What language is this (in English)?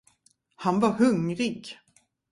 Swedish